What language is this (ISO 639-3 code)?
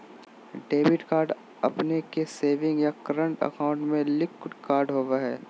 mag